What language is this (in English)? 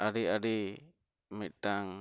Santali